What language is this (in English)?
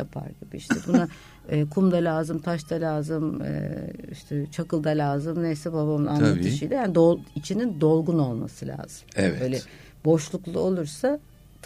Turkish